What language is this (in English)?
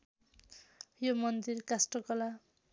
Nepali